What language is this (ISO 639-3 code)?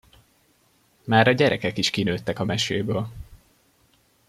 hun